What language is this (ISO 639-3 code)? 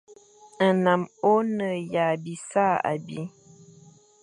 fan